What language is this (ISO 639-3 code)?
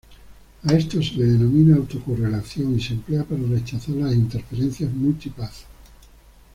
spa